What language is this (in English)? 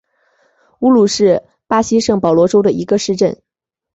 Chinese